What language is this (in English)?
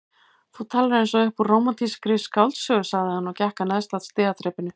Icelandic